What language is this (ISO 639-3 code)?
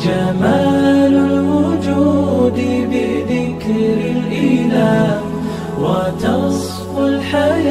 ara